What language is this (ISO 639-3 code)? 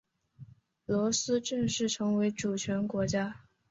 zho